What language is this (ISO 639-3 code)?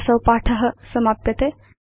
san